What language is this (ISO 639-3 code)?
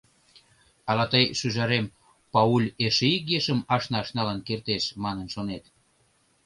chm